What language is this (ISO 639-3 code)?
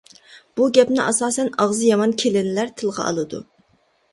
uig